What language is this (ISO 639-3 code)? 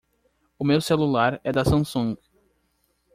por